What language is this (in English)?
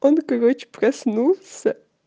Russian